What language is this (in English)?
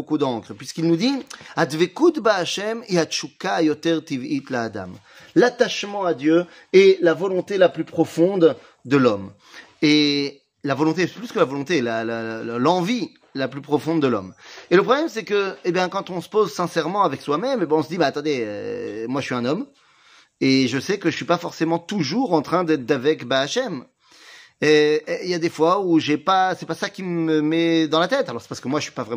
French